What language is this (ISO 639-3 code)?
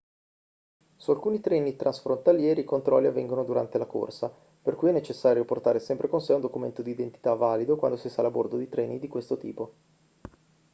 ita